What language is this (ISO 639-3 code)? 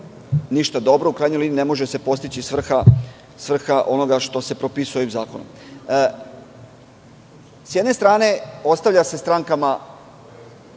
srp